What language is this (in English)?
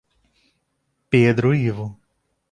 Portuguese